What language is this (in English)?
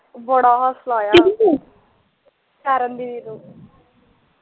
Punjabi